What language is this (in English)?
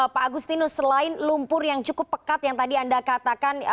Indonesian